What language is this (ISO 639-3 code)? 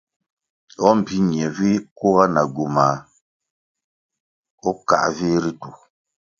nmg